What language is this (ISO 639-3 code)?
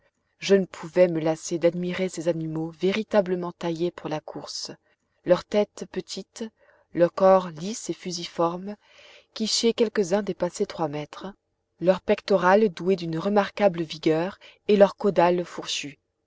fra